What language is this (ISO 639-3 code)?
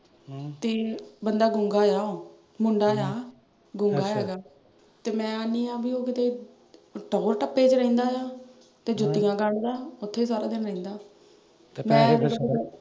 pan